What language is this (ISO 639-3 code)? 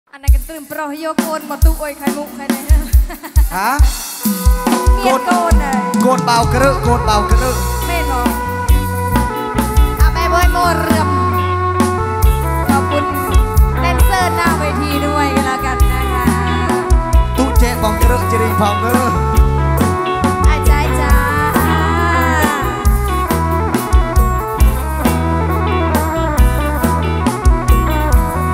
tha